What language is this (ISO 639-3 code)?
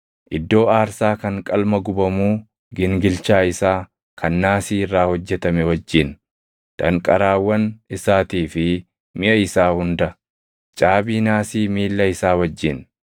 orm